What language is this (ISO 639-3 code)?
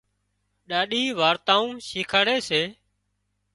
kxp